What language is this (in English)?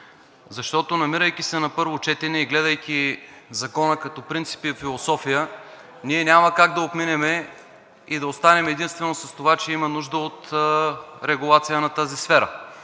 Bulgarian